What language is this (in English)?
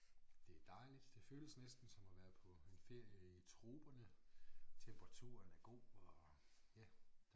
Danish